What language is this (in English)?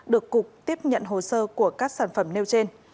Vietnamese